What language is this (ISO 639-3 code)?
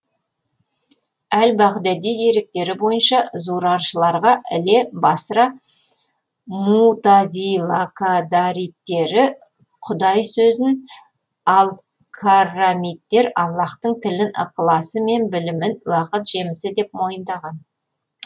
kaz